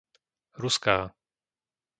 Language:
Slovak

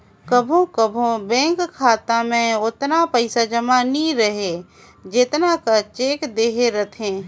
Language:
Chhattisgarhi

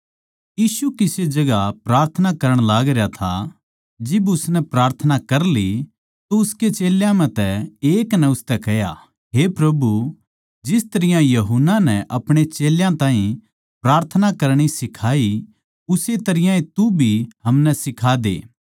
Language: Haryanvi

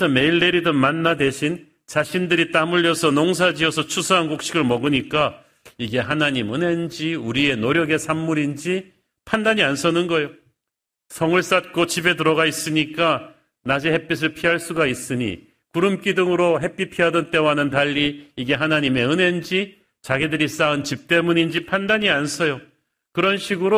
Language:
Korean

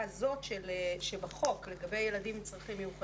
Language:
Hebrew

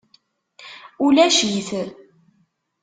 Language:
Kabyle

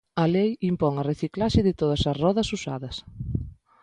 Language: Galician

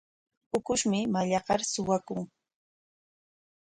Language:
Corongo Ancash Quechua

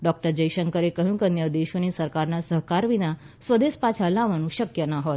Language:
Gujarati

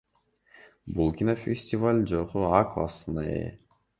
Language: Kyrgyz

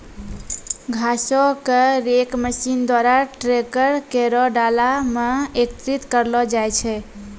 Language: Maithili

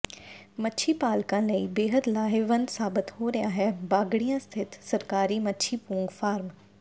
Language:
Punjabi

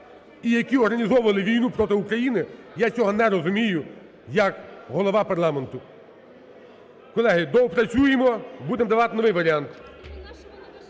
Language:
Ukrainian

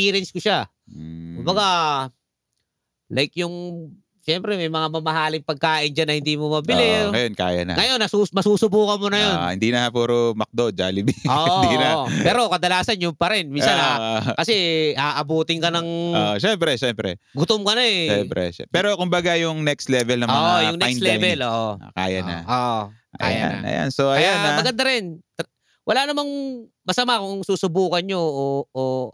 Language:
Filipino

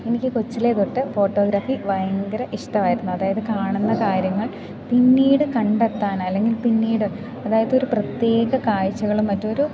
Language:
Malayalam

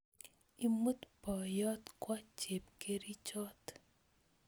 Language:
Kalenjin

